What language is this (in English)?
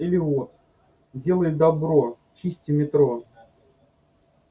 Russian